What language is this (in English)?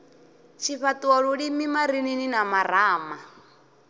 Venda